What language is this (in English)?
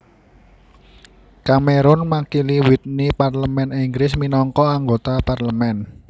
Javanese